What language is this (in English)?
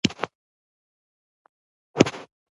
Pashto